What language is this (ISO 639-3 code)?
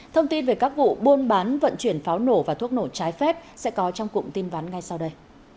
vie